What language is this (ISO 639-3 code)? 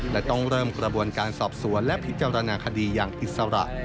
tha